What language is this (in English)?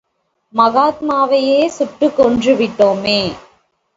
Tamil